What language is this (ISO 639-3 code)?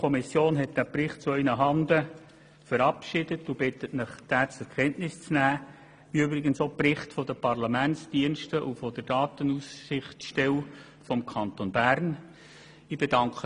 gsw